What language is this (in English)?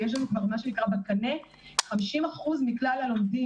Hebrew